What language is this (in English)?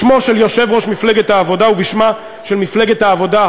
Hebrew